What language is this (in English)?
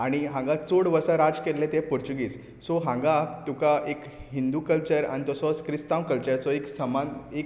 Konkani